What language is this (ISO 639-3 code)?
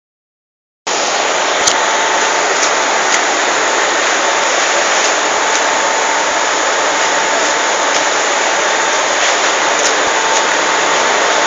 tur